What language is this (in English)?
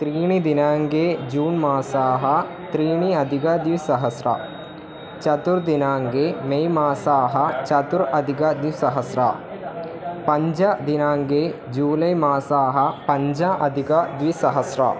Sanskrit